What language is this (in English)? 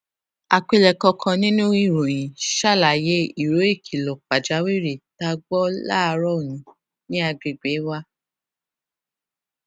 Yoruba